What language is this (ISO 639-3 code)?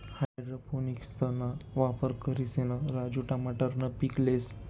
mar